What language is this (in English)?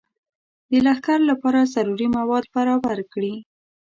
Pashto